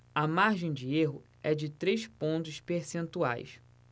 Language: Portuguese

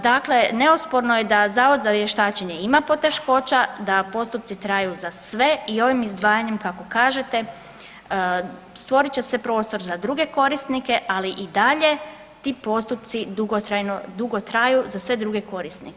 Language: Croatian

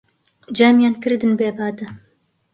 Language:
Central Kurdish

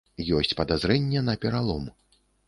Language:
Belarusian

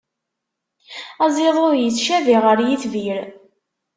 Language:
Kabyle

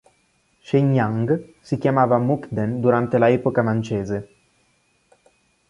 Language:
Italian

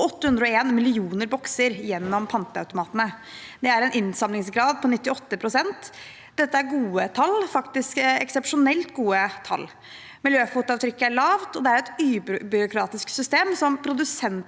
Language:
Norwegian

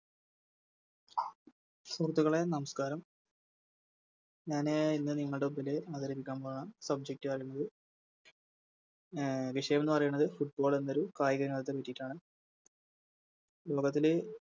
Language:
Malayalam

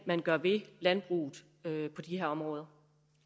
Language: Danish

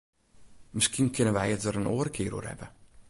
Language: Western Frisian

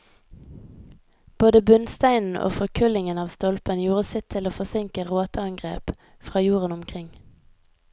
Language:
Norwegian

